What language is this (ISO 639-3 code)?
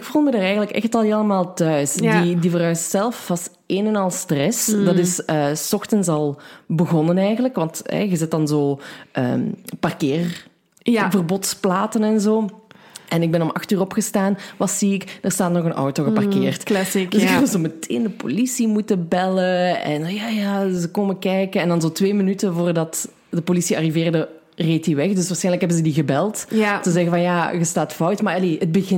nld